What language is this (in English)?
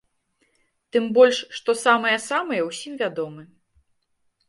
Belarusian